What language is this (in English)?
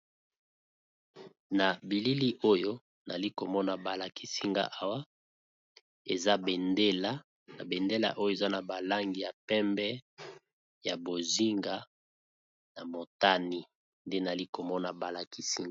Lingala